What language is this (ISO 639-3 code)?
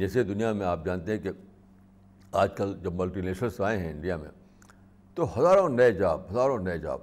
urd